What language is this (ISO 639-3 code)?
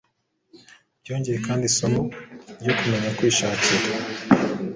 kin